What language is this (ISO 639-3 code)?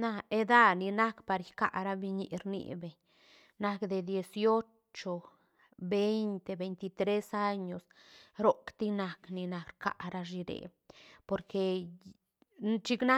ztn